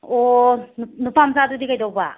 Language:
Manipuri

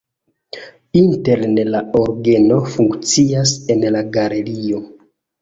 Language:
Esperanto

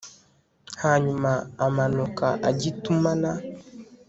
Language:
Kinyarwanda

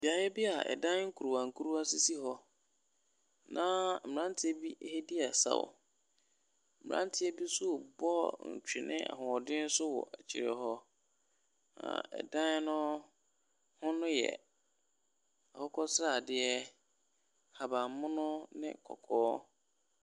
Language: Akan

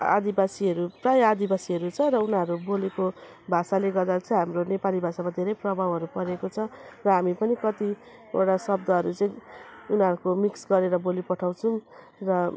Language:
Nepali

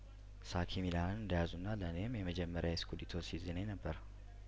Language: Amharic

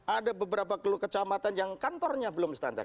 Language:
Indonesian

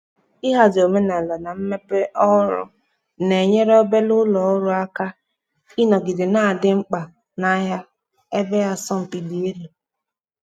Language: Igbo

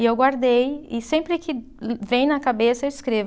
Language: Portuguese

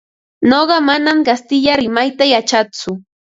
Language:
Ambo-Pasco Quechua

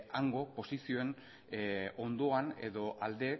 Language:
Basque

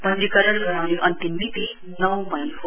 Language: Nepali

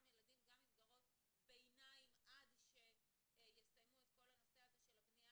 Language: Hebrew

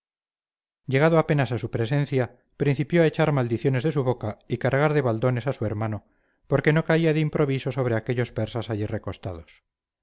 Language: Spanish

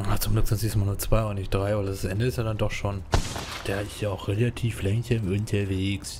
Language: German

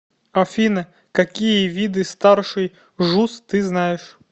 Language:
Russian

